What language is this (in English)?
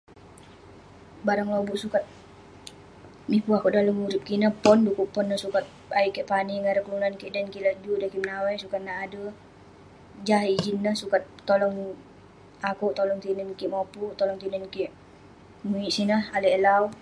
Western Penan